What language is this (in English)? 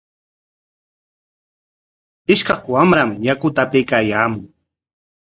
Corongo Ancash Quechua